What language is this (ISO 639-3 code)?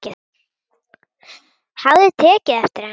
isl